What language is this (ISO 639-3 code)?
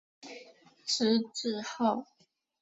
zho